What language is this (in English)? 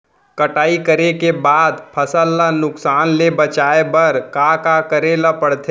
Chhattisgarhi